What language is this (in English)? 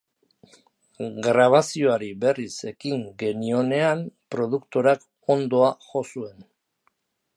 Basque